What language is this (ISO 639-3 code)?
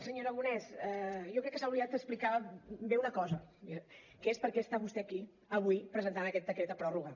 cat